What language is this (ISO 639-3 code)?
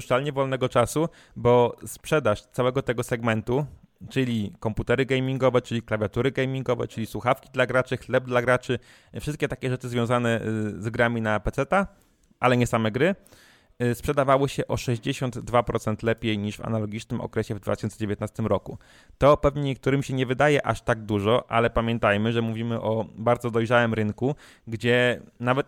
pol